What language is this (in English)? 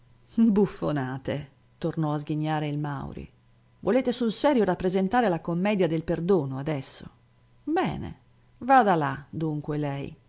Italian